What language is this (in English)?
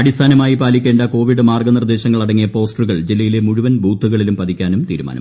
Malayalam